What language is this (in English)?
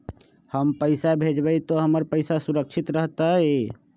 Magahi